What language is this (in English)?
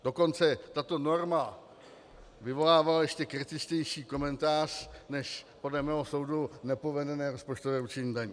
Czech